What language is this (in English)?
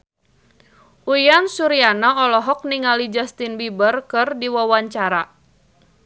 Sundanese